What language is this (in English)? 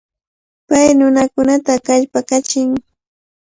Cajatambo North Lima Quechua